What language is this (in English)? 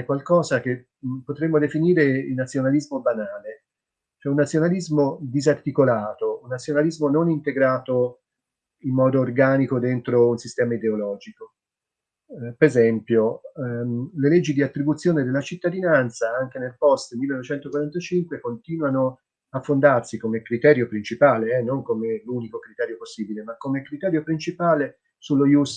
Italian